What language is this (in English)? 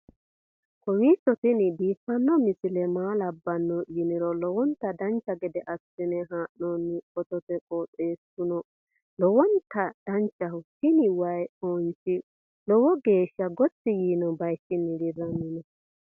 Sidamo